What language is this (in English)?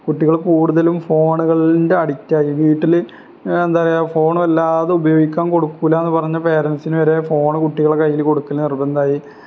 Malayalam